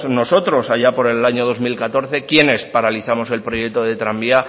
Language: Spanish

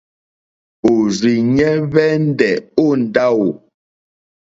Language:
Mokpwe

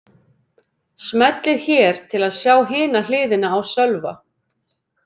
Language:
Icelandic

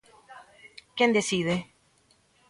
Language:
Galician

